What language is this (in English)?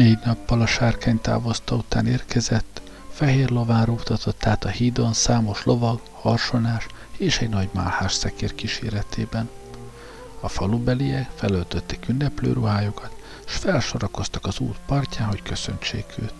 Hungarian